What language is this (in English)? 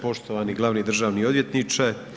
Croatian